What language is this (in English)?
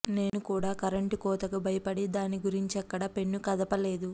Telugu